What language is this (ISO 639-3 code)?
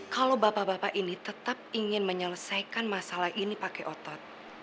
ind